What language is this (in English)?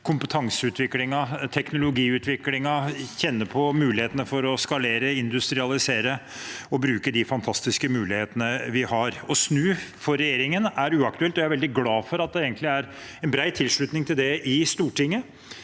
Norwegian